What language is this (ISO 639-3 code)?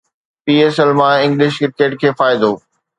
snd